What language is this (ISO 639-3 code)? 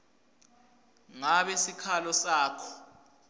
ssw